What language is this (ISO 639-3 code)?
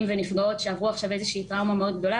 heb